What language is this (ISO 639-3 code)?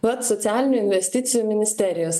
lit